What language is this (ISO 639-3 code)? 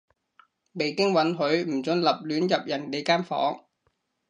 yue